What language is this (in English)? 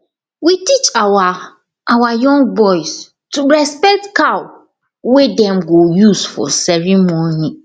Nigerian Pidgin